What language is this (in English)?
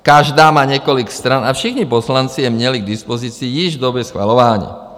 Czech